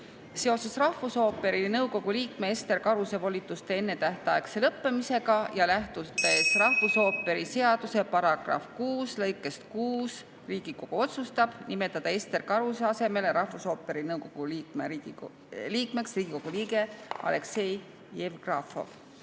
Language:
Estonian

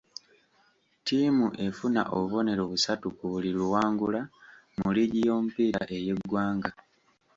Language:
Ganda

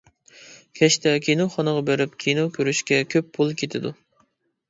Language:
Uyghur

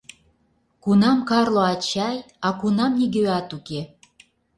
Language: Mari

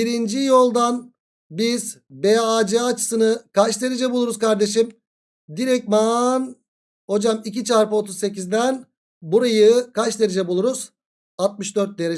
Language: Turkish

